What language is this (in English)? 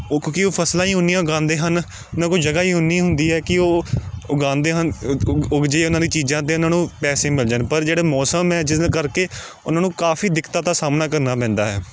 Punjabi